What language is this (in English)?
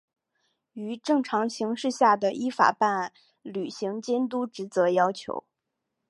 Chinese